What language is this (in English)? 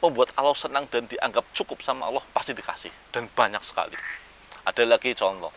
Indonesian